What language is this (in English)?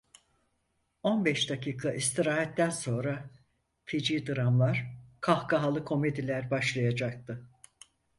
Turkish